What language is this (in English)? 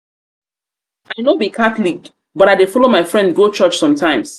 Nigerian Pidgin